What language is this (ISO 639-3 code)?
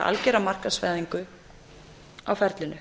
isl